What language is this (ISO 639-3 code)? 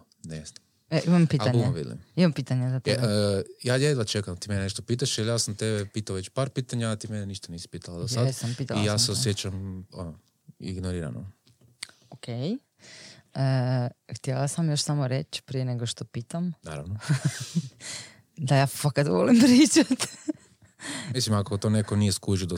hrv